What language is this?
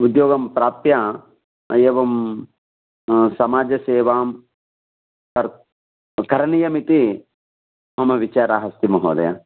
Sanskrit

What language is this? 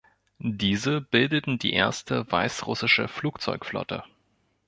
German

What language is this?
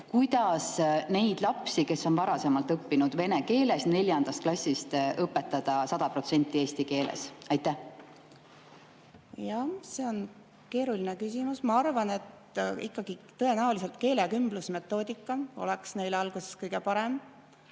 Estonian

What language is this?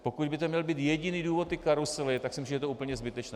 Czech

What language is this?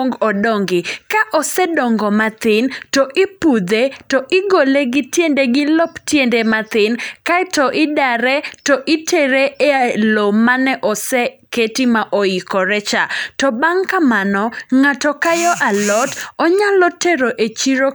Luo (Kenya and Tanzania)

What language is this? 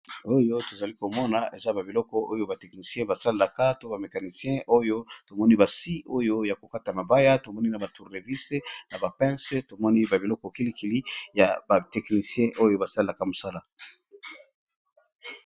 Lingala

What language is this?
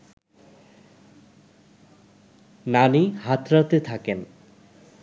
Bangla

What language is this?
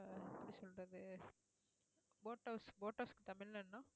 Tamil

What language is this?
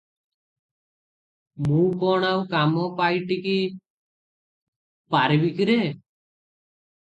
Odia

